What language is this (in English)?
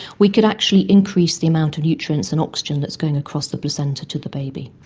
English